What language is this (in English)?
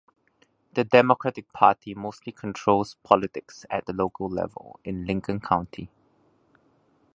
English